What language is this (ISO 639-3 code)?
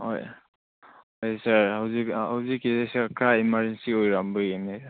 mni